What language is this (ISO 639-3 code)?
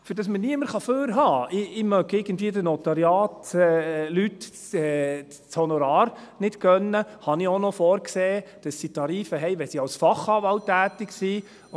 gsw